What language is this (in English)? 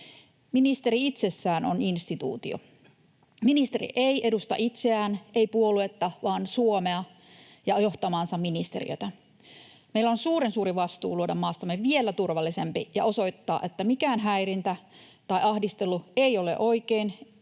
Finnish